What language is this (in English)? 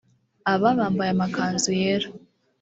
Kinyarwanda